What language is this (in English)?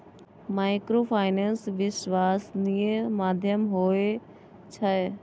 Maithili